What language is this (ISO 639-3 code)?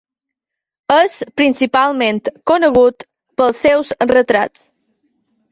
cat